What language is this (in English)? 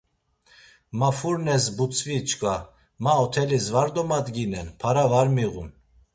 Laz